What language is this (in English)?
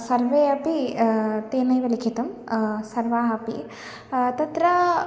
Sanskrit